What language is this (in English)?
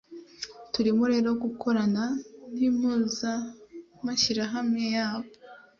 Kinyarwanda